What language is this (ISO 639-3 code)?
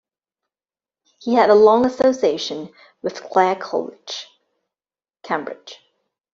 eng